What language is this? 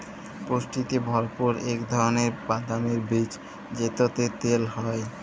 Bangla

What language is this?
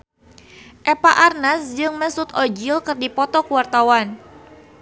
Sundanese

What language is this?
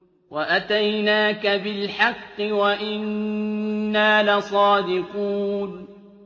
Arabic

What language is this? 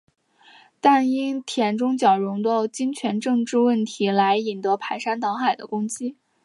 Chinese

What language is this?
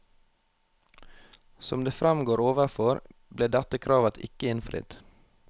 Norwegian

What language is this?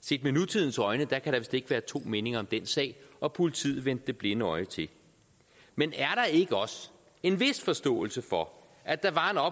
Danish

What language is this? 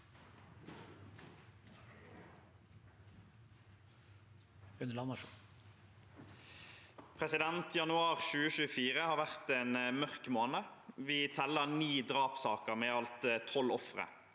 Norwegian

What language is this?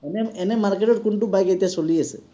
Assamese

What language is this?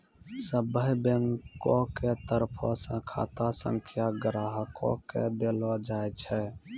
Maithili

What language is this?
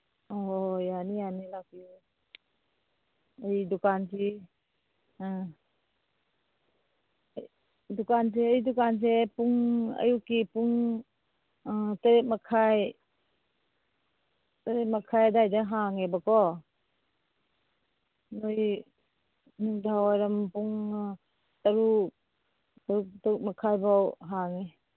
Manipuri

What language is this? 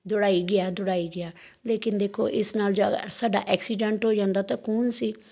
Punjabi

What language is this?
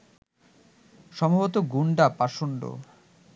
Bangla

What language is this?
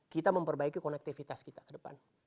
Indonesian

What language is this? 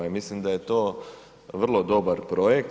Croatian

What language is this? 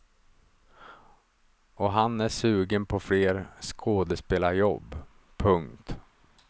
Swedish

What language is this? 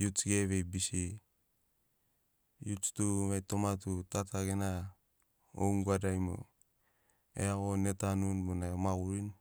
Sinaugoro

